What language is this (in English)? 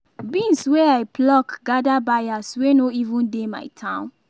Nigerian Pidgin